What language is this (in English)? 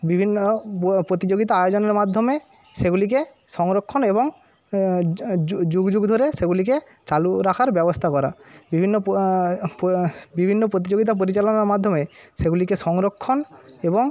Bangla